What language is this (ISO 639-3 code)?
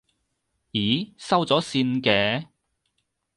yue